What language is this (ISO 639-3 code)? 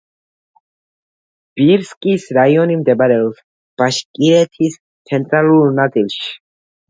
kat